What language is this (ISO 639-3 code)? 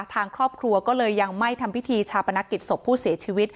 tha